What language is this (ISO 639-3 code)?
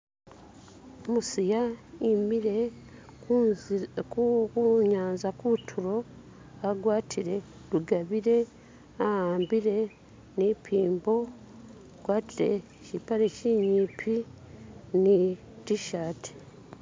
myx